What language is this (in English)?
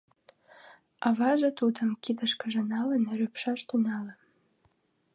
Mari